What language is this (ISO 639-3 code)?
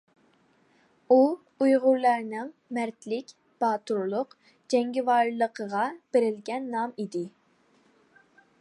uig